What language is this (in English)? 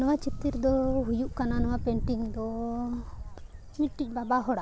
Santali